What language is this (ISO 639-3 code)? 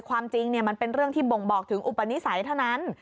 tha